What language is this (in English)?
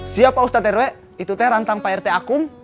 Indonesian